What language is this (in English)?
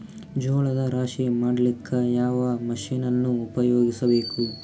Kannada